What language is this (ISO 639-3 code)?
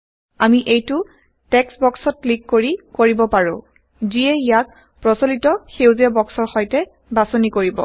asm